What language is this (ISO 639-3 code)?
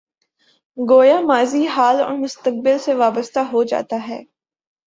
urd